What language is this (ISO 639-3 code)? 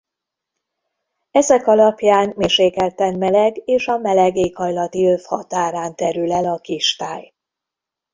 hun